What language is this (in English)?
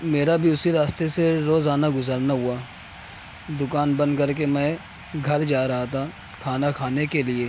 Urdu